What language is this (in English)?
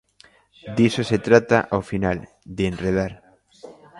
Galician